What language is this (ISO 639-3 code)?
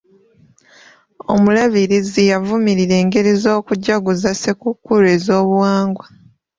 lug